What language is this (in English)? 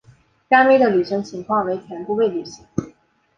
Chinese